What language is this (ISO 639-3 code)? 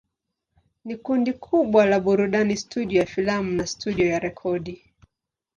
swa